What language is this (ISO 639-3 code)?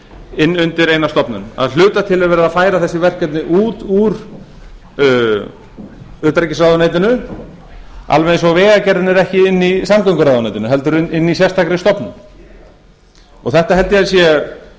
isl